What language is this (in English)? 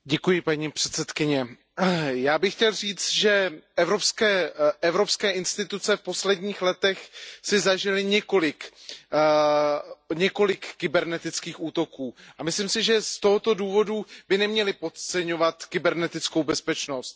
Czech